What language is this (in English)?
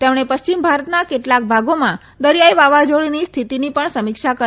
Gujarati